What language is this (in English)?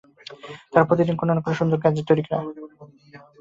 Bangla